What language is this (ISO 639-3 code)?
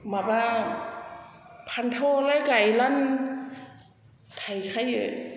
brx